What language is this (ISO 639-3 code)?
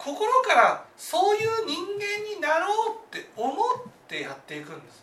jpn